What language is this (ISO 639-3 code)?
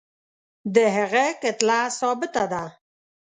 pus